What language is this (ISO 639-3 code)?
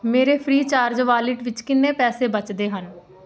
pan